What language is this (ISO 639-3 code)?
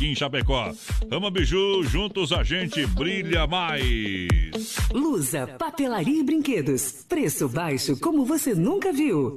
por